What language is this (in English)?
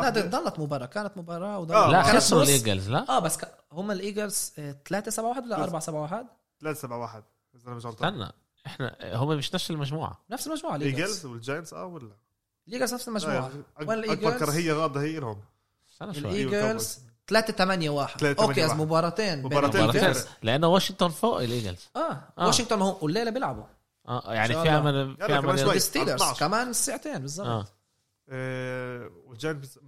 Arabic